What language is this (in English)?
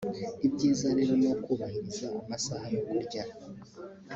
Kinyarwanda